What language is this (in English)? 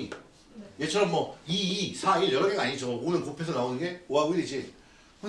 Korean